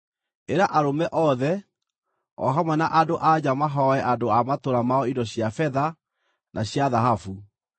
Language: Kikuyu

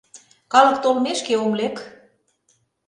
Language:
Mari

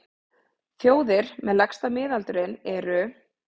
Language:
Icelandic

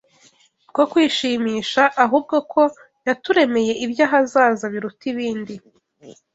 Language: Kinyarwanda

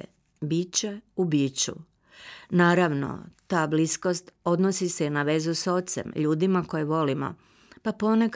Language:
Croatian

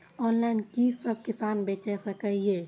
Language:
Maithili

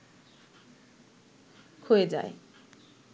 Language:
Bangla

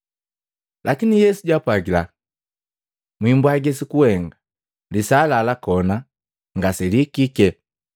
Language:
Matengo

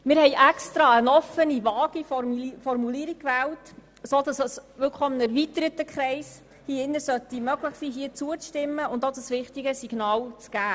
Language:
Swiss German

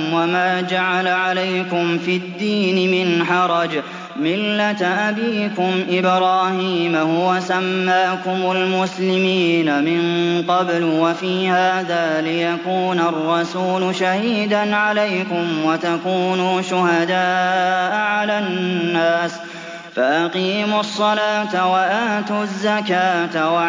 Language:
Arabic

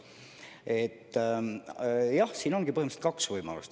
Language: Estonian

